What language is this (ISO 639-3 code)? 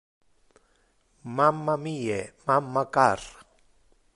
ina